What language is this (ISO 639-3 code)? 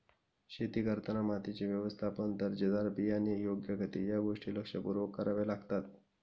mar